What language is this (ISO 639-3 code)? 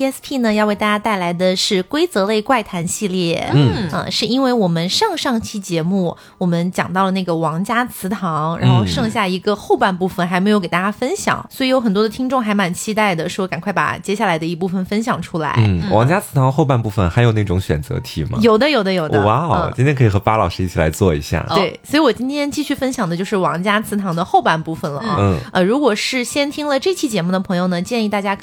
zho